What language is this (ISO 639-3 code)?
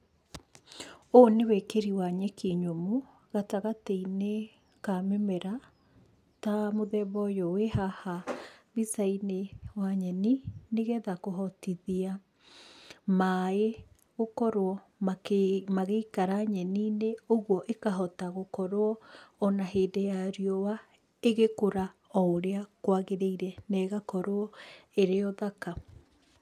kik